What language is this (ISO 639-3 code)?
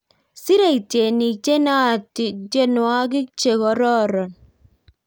kln